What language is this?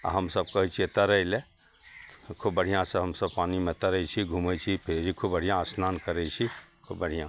Maithili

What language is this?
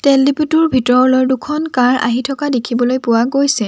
Assamese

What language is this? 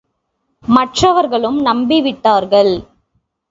Tamil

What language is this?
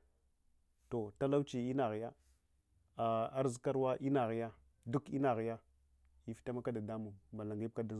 Hwana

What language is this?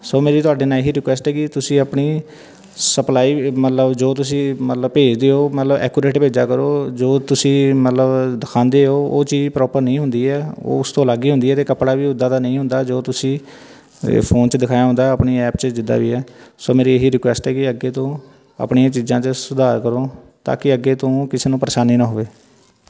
Punjabi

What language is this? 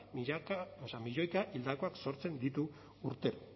Basque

